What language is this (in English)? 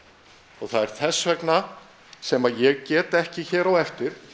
Icelandic